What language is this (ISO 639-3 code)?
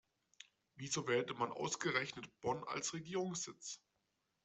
deu